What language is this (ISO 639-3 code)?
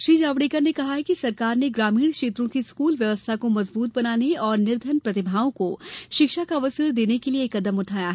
hin